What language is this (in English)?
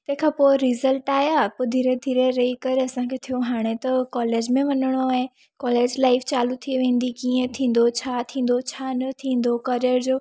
Sindhi